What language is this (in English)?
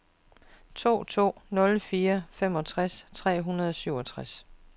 Danish